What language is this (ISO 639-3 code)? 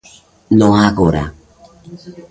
glg